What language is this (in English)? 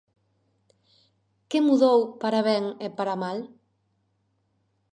Galician